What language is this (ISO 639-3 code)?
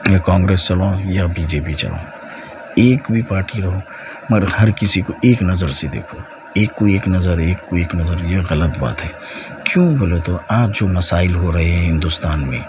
urd